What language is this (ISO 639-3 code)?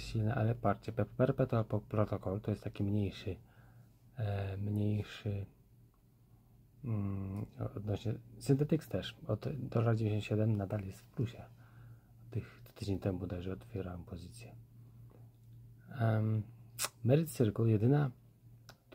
pol